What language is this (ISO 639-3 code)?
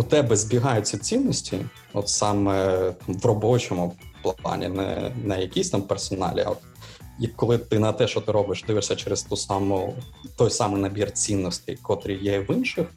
ukr